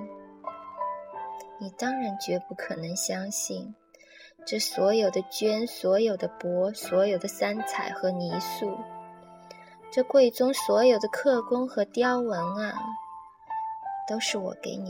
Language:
Chinese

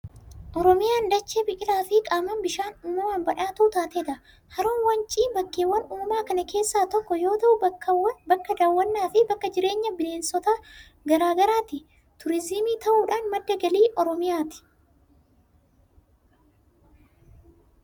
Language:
Oromo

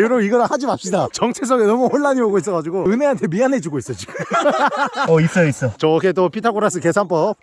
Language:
Korean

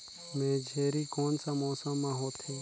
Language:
Chhattisgarhi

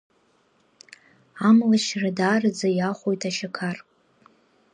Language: Abkhazian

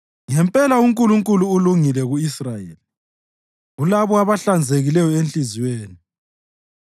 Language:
North Ndebele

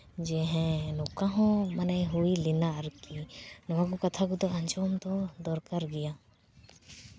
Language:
Santali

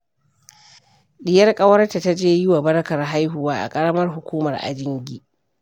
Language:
Hausa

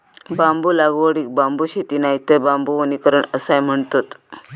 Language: Marathi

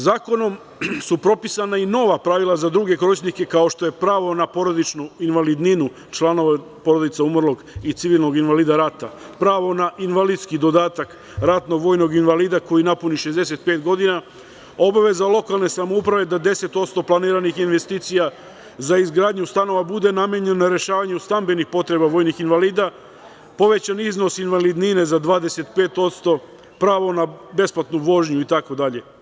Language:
Serbian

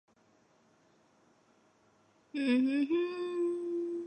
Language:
Chinese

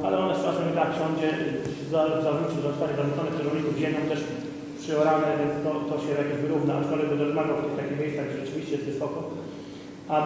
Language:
Polish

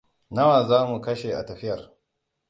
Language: Hausa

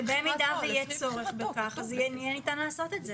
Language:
Hebrew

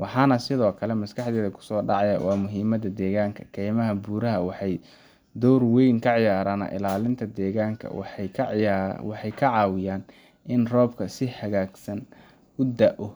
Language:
Somali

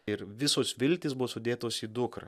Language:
Lithuanian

